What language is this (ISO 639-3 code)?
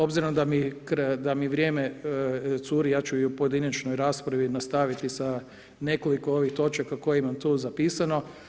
hrv